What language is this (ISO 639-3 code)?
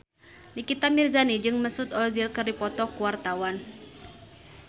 sun